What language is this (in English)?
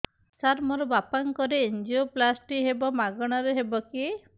Odia